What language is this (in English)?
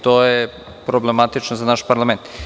Serbian